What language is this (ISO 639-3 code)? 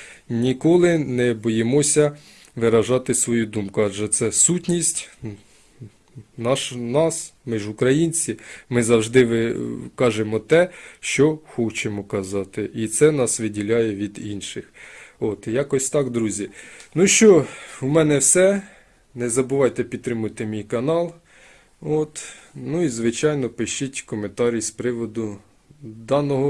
ukr